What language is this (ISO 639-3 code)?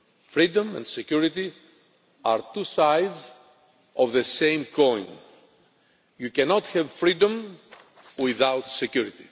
eng